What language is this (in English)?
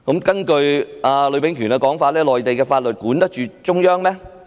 Cantonese